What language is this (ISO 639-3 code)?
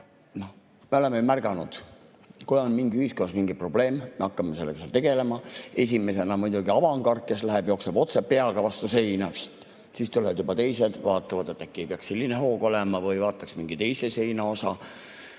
est